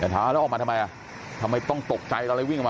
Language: Thai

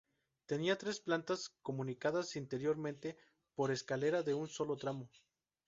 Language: Spanish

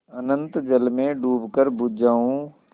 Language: Hindi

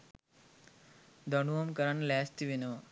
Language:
Sinhala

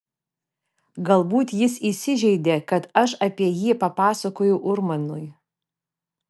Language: Lithuanian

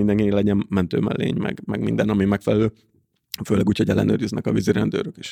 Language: Hungarian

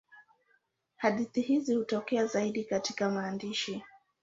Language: Swahili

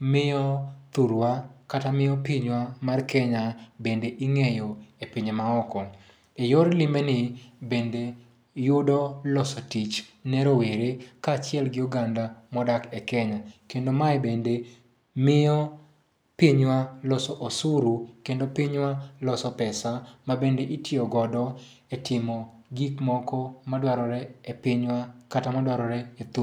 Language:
Luo (Kenya and Tanzania)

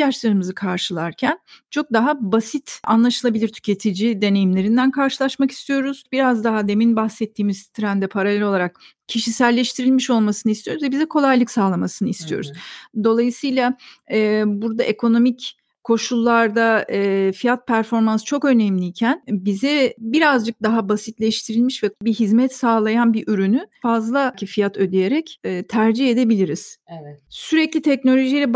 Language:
Turkish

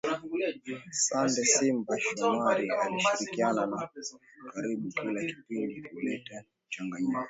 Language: Swahili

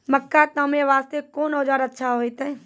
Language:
Maithili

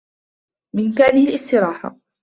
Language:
Arabic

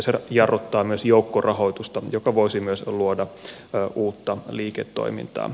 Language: Finnish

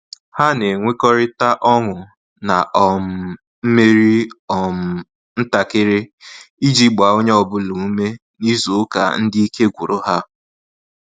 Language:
Igbo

